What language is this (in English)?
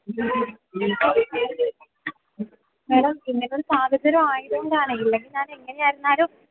Malayalam